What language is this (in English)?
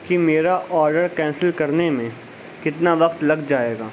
Urdu